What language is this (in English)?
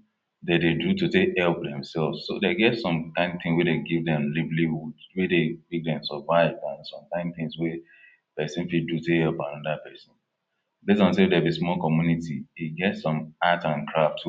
Nigerian Pidgin